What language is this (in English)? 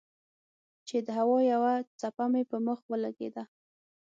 Pashto